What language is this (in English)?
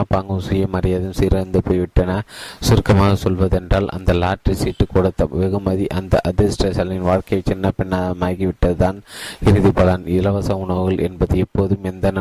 Tamil